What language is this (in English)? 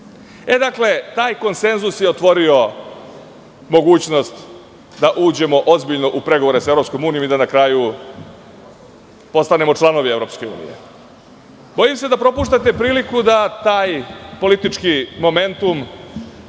Serbian